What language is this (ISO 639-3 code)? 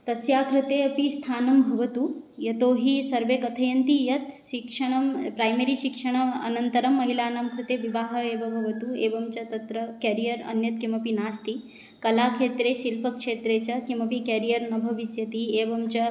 san